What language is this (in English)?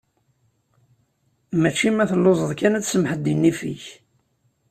Kabyle